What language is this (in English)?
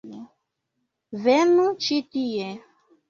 Esperanto